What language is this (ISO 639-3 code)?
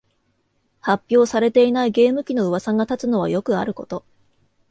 jpn